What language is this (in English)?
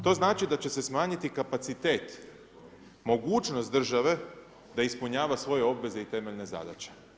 Croatian